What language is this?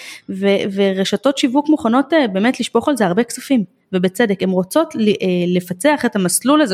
Hebrew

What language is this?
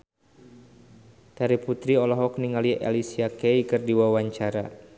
Sundanese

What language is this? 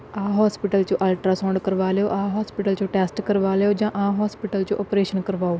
Punjabi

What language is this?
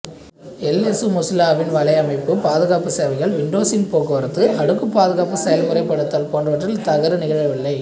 Tamil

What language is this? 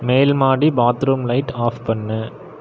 Tamil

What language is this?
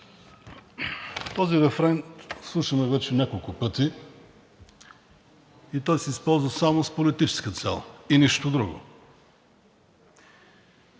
Bulgarian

